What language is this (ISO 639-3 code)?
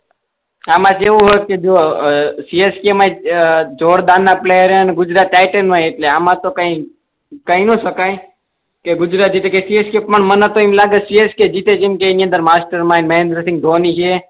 guj